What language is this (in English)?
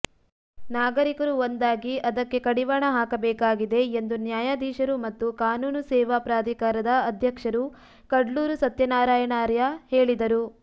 Kannada